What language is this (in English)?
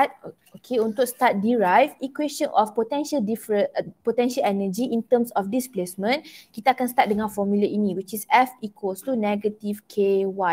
Malay